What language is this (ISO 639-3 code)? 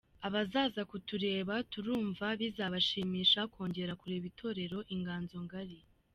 kin